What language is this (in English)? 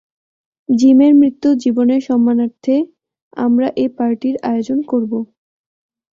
Bangla